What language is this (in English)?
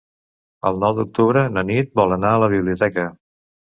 Catalan